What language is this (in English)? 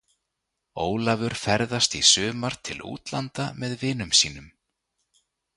Icelandic